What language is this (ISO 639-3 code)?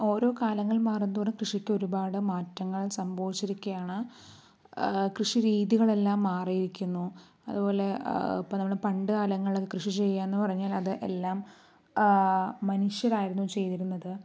mal